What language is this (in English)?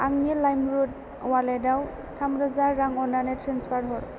Bodo